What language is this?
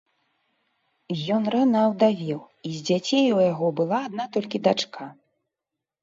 Belarusian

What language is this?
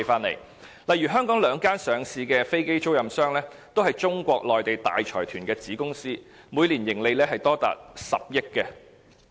Cantonese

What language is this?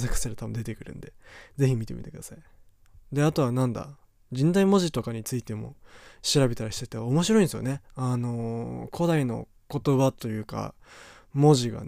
Japanese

